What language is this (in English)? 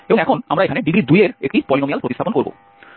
Bangla